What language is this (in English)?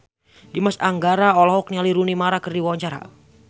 Sundanese